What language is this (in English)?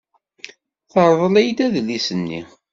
Kabyle